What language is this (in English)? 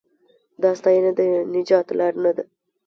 Pashto